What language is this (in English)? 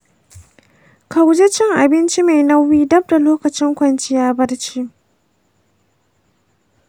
Hausa